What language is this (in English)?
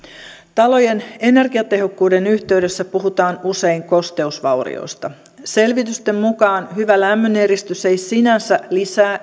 Finnish